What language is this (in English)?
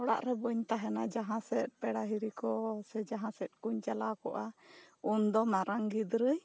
Santali